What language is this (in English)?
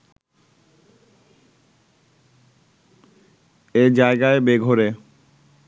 Bangla